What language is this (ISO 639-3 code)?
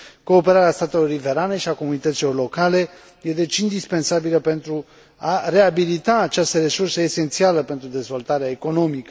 ron